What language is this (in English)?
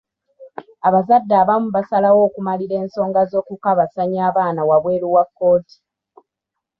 Ganda